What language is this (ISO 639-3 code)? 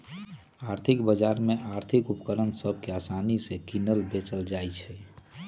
mag